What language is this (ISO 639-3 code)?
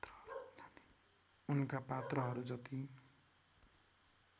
nep